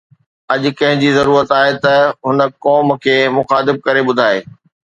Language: Sindhi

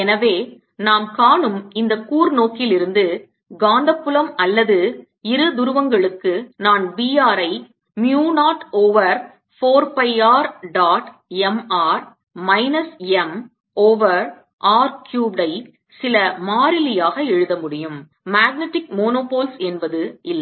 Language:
Tamil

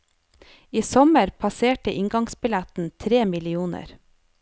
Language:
Norwegian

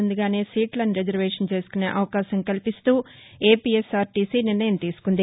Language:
Telugu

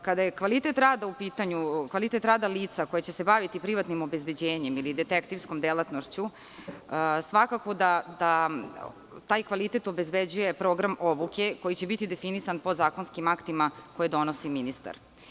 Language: Serbian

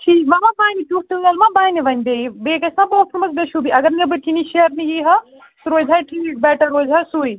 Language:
Kashmiri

